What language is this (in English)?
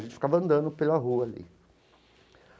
Portuguese